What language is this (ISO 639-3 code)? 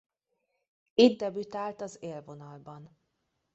hun